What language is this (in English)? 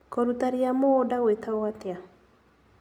Kikuyu